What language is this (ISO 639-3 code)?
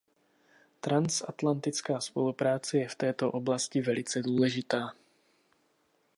ces